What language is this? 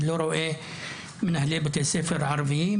Hebrew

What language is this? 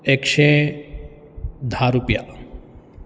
Konkani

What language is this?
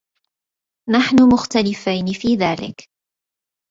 Arabic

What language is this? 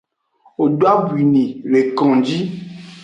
Aja (Benin)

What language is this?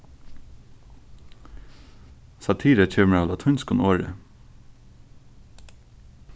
Faroese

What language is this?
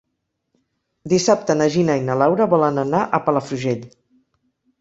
Catalan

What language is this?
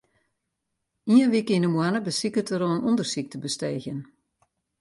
Western Frisian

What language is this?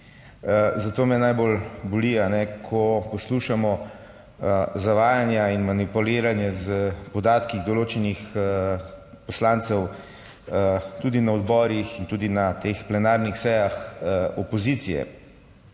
Slovenian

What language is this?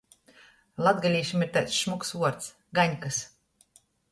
Latgalian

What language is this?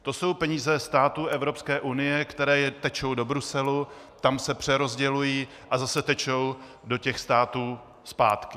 Czech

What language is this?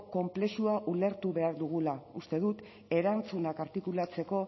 Basque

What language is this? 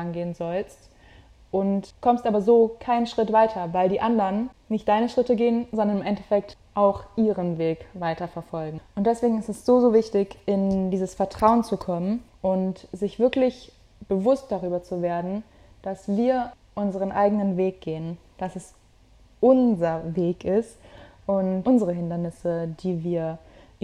German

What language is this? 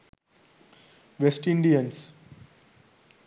Sinhala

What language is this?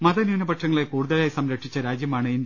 Malayalam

